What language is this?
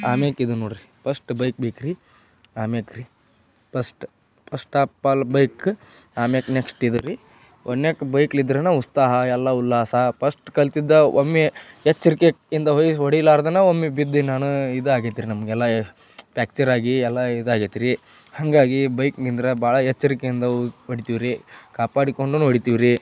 Kannada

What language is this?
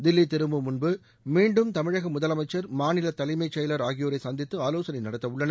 Tamil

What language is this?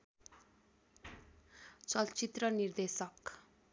Nepali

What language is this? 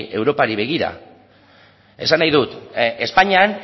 Basque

